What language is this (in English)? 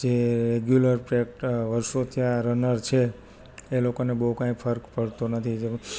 Gujarati